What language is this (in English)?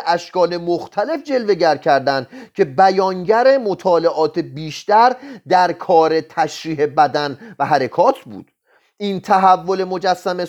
Persian